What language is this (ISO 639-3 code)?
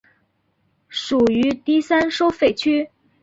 zho